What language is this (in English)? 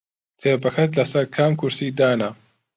Central Kurdish